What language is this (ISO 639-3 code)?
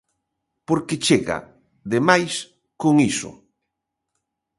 glg